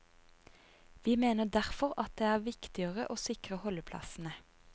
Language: Norwegian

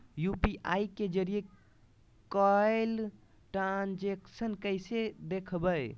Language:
Magahi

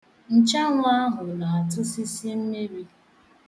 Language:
Igbo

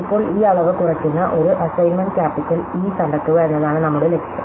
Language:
Malayalam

